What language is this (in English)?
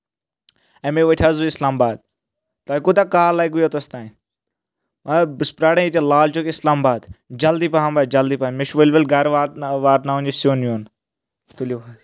Kashmiri